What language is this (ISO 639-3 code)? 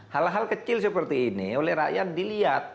ind